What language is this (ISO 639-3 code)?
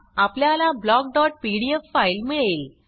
mar